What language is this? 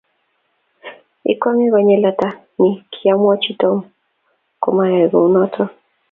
Kalenjin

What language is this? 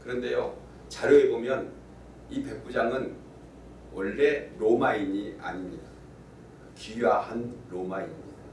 Korean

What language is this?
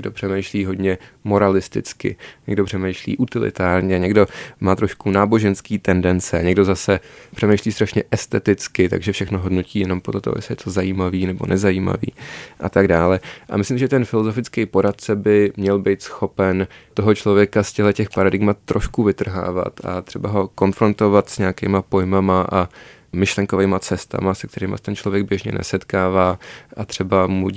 Czech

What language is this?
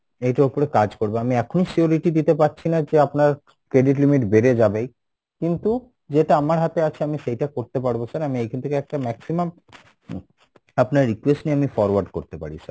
Bangla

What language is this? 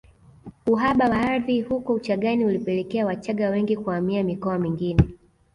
Swahili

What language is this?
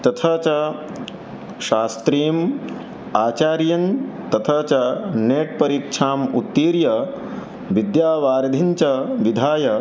Sanskrit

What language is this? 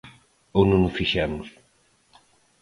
Galician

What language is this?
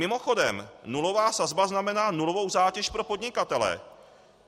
Czech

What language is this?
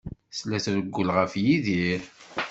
Kabyle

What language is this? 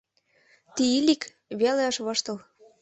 Mari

